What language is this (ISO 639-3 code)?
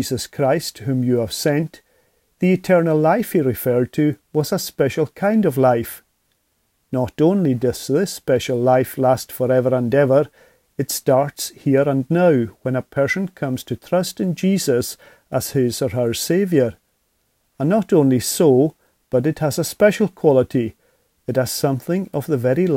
eng